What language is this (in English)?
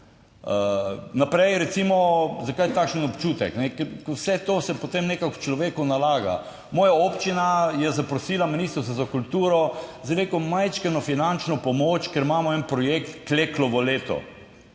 Slovenian